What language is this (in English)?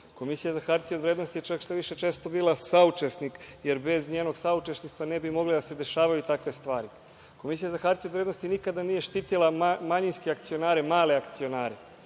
Serbian